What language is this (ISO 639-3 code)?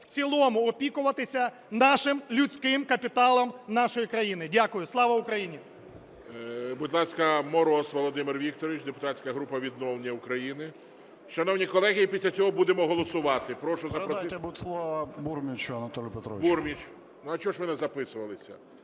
ukr